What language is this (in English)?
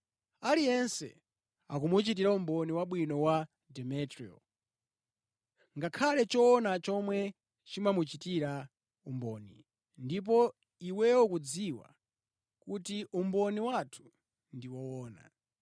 Nyanja